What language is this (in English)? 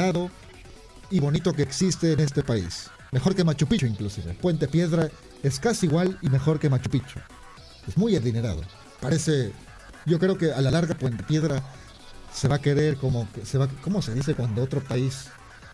Spanish